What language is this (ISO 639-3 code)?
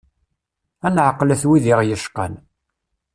kab